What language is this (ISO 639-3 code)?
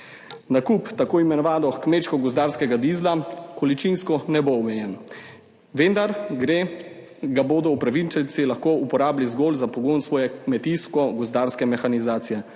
slv